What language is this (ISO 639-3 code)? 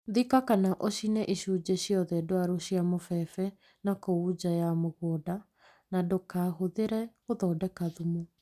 kik